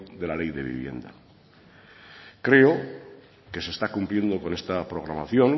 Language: Spanish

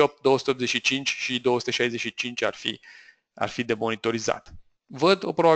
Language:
Romanian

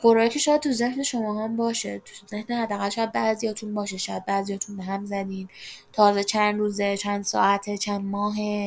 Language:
Persian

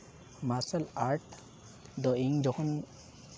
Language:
Santali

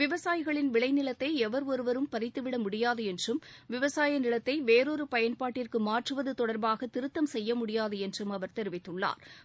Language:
Tamil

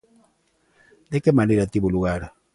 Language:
Galician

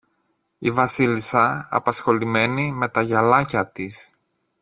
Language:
Greek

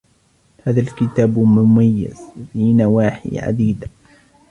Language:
Arabic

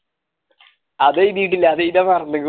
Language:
Malayalam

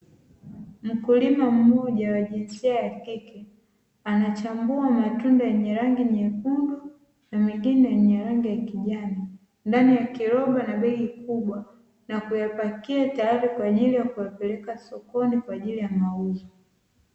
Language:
Swahili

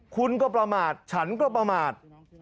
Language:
Thai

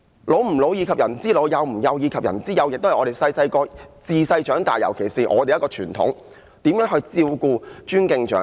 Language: Cantonese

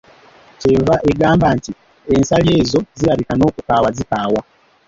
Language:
Ganda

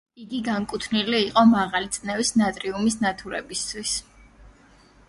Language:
Georgian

